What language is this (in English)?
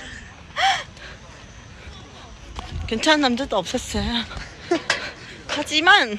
Korean